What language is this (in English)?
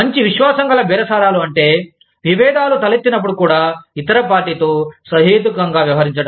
Telugu